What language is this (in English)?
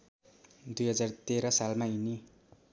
Nepali